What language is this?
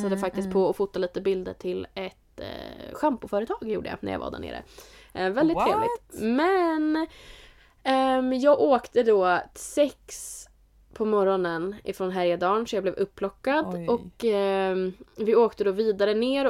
Swedish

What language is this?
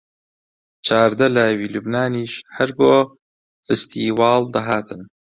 Central Kurdish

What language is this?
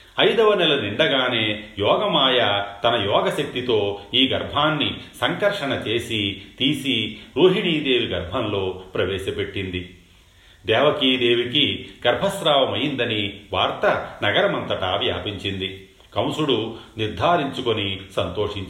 Telugu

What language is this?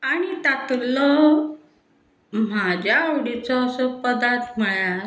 Konkani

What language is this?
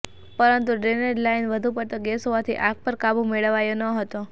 Gujarati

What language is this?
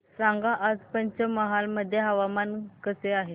Marathi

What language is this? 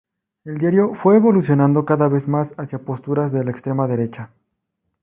Spanish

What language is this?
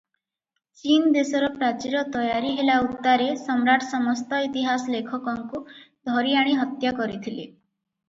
Odia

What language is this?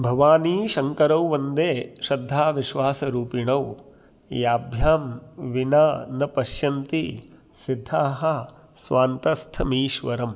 Sanskrit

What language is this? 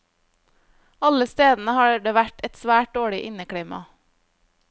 Norwegian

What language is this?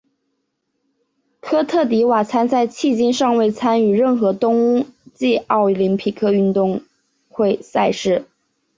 Chinese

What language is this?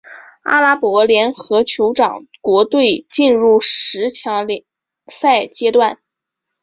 Chinese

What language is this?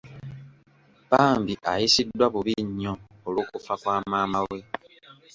Ganda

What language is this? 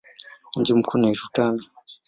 Swahili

